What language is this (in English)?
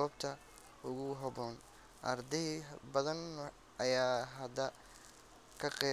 Somali